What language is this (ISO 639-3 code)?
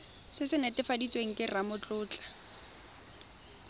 tsn